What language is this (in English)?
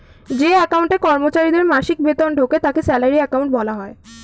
Bangla